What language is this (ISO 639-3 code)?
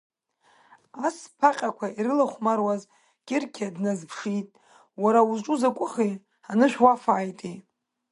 abk